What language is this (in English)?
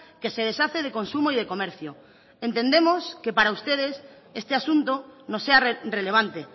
Spanish